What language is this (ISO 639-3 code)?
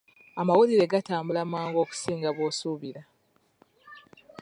lug